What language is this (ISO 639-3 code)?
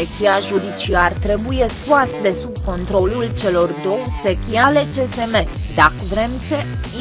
ron